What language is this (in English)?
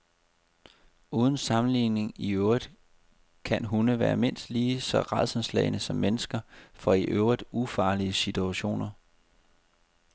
Danish